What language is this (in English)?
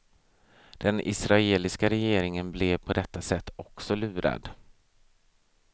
Swedish